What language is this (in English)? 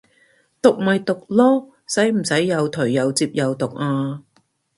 Cantonese